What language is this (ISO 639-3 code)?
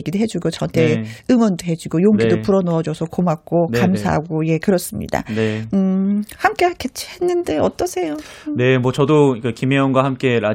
kor